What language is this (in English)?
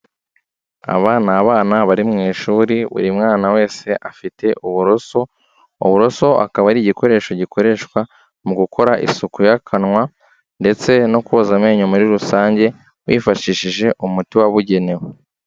Kinyarwanda